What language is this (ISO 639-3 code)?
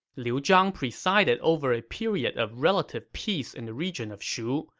eng